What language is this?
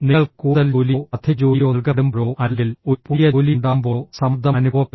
Malayalam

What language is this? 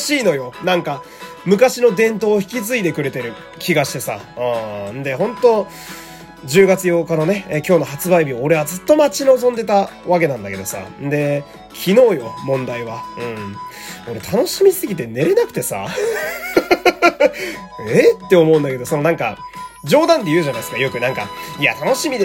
Japanese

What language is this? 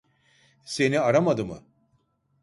Turkish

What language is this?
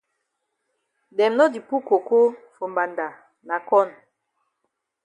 Cameroon Pidgin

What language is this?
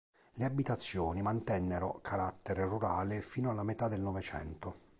Italian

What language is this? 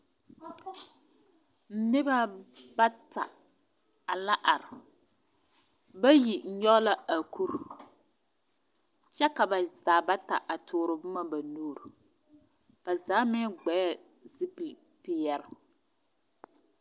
Southern Dagaare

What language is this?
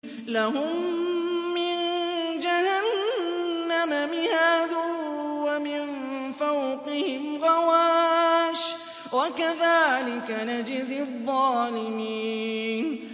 Arabic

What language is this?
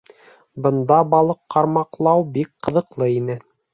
Bashkir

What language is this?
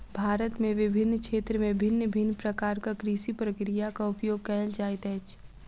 Maithili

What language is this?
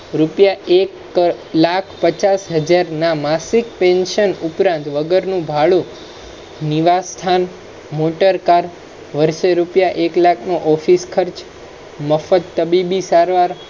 Gujarati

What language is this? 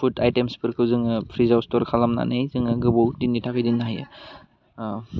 Bodo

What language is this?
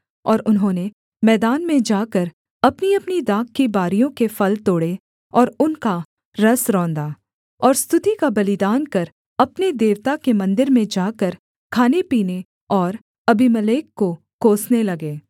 Hindi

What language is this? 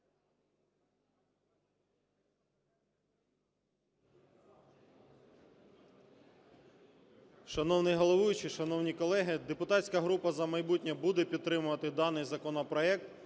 Ukrainian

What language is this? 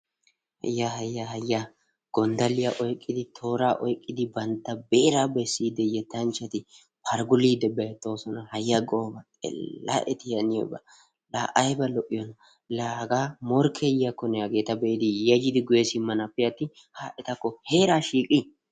Wolaytta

